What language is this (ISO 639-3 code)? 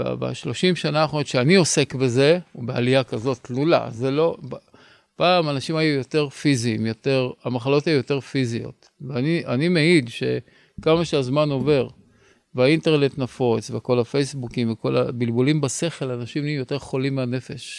heb